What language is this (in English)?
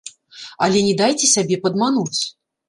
Belarusian